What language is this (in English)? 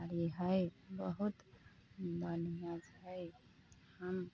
Maithili